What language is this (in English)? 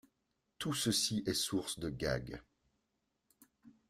French